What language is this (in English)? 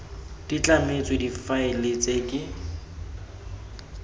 Tswana